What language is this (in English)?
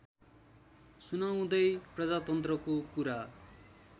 Nepali